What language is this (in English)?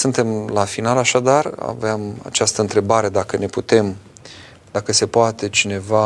Romanian